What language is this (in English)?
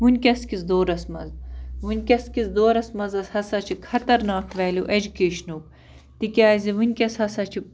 Kashmiri